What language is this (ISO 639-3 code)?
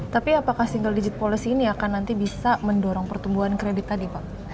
ind